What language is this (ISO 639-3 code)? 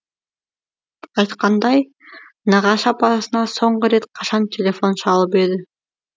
kaz